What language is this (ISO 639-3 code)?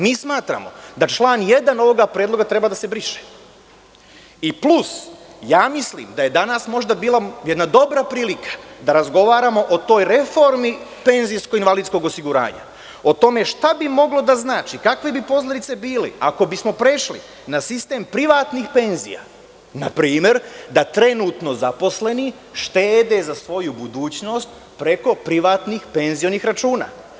srp